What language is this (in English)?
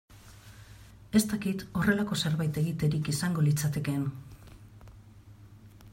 Basque